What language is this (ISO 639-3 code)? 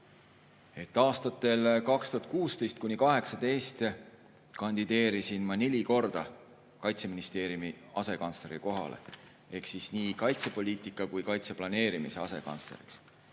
est